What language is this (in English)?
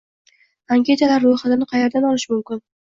Uzbek